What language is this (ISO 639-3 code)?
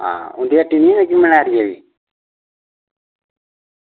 doi